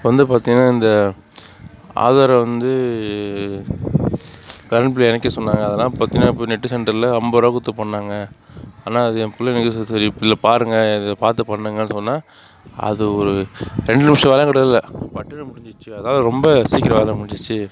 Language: Tamil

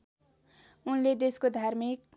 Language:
Nepali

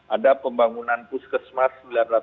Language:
Indonesian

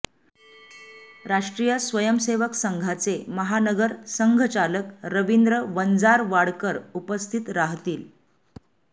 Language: Marathi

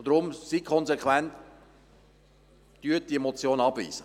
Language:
Swiss German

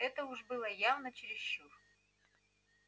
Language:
Russian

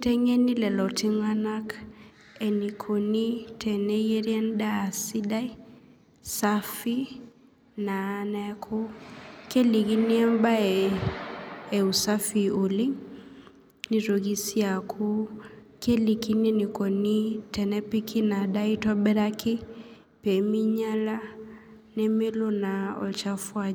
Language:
Masai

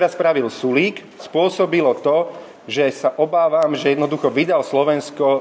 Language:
Slovak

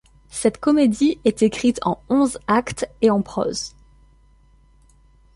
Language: French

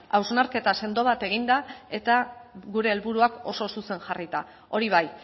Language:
Basque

